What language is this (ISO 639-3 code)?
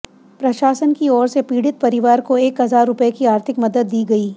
hin